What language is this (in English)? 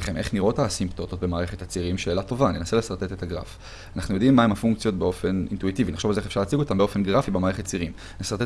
Hebrew